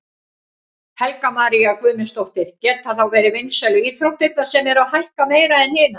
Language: Icelandic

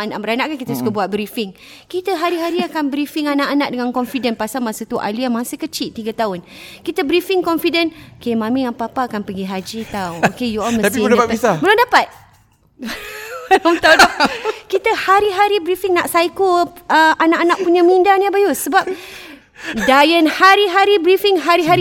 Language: Malay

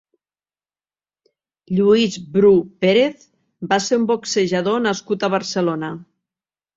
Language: Catalan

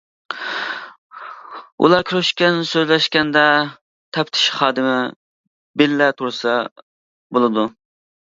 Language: Uyghur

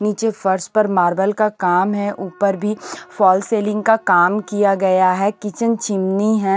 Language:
Hindi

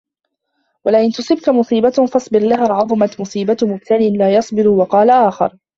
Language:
Arabic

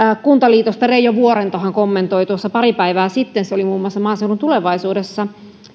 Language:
Finnish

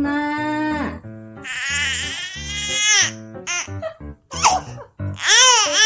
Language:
Korean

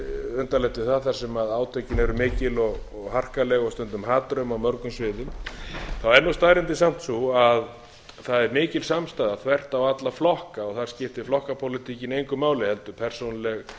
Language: Icelandic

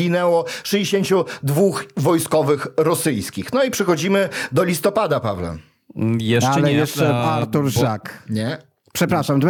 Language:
Polish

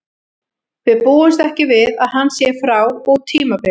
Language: Icelandic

